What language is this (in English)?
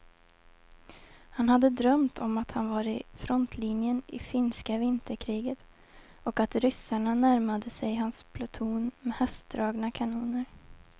Swedish